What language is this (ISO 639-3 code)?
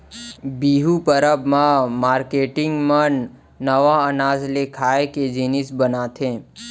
hne